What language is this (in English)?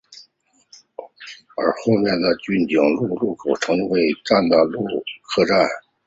Chinese